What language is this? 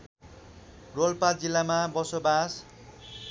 Nepali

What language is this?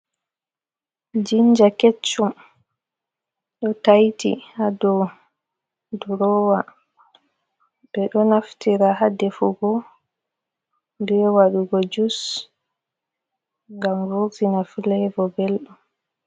Fula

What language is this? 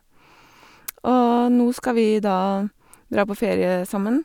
Norwegian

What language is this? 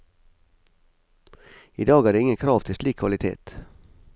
Norwegian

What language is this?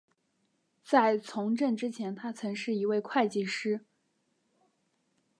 Chinese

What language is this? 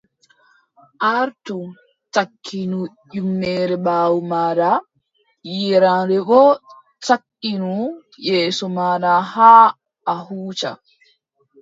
Adamawa Fulfulde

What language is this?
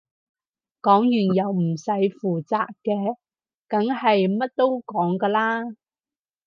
Cantonese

